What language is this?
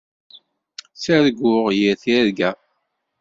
Kabyle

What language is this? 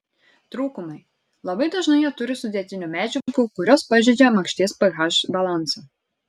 Lithuanian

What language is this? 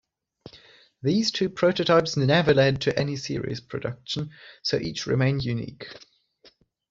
English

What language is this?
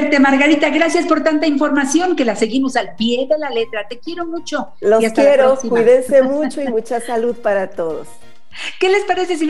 Spanish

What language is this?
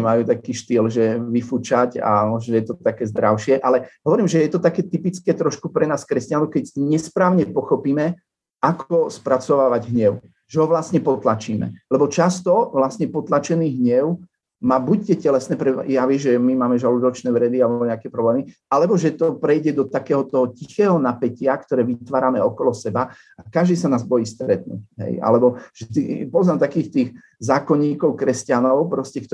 Slovak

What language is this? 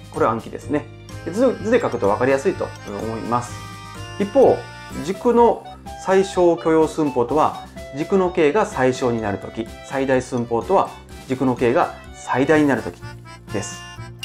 Japanese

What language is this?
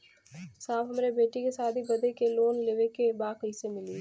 Bhojpuri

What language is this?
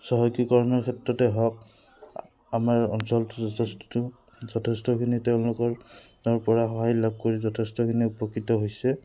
Assamese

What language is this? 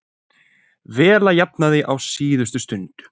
Icelandic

